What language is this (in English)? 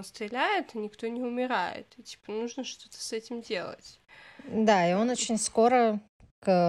Russian